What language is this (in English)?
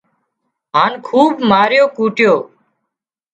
Wadiyara Koli